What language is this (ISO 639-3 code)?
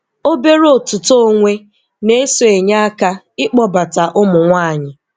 ibo